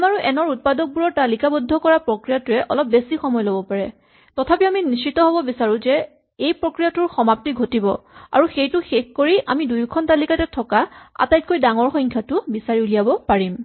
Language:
Assamese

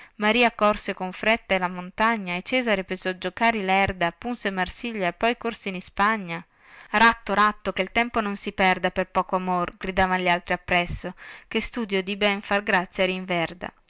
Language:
Italian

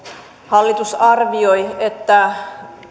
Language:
Finnish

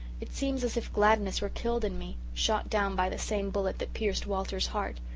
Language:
English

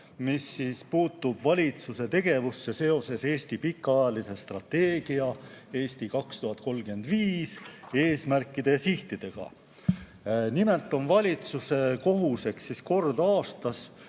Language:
Estonian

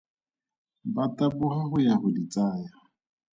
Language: Tswana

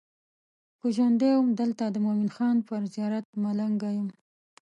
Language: Pashto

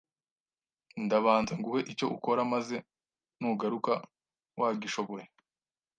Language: Kinyarwanda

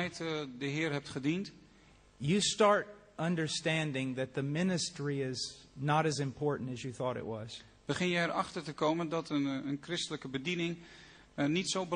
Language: Dutch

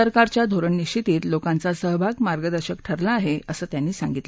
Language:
Marathi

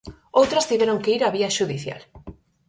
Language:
Galician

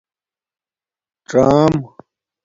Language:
Domaaki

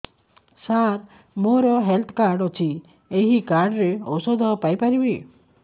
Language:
Odia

